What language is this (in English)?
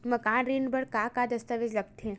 Chhattisgarhi